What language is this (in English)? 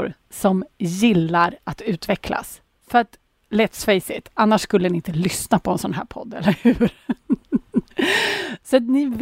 Swedish